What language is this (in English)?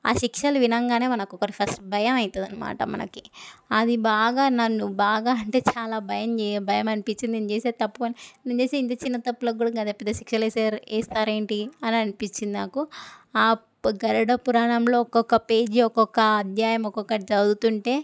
Telugu